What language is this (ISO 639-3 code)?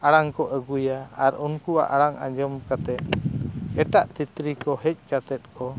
sat